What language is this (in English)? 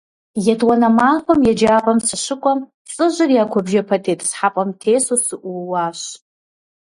Kabardian